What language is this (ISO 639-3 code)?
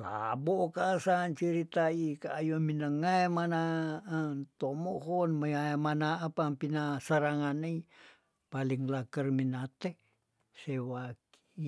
tdn